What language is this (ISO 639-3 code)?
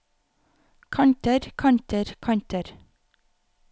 nor